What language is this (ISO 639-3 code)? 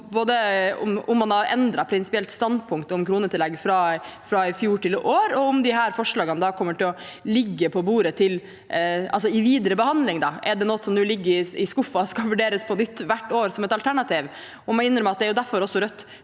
nor